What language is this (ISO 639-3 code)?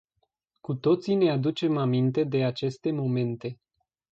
ron